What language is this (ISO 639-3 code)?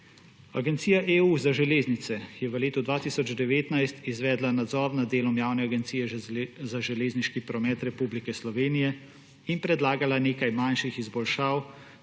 slv